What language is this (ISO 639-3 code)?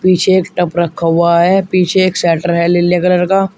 hin